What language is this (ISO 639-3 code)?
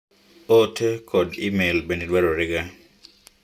luo